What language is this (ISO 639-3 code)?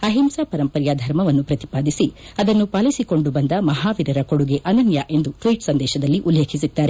kan